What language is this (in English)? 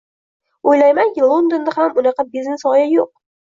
Uzbek